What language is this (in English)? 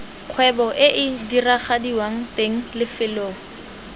Tswana